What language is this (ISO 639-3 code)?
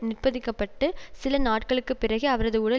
tam